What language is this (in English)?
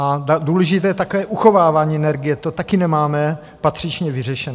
Czech